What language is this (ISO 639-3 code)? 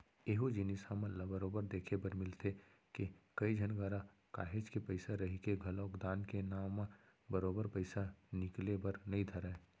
hne